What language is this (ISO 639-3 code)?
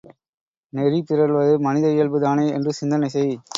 tam